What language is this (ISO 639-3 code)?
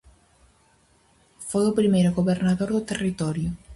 glg